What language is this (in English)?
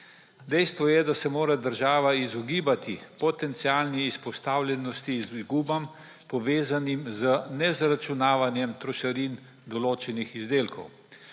Slovenian